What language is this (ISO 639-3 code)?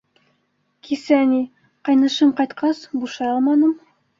bak